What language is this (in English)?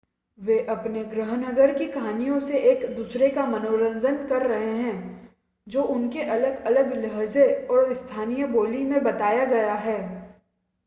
Hindi